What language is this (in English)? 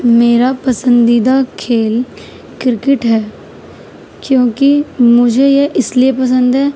Urdu